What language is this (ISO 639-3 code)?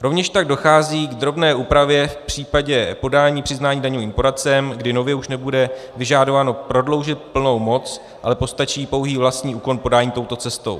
ces